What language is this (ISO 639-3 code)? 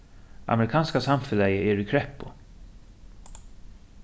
fao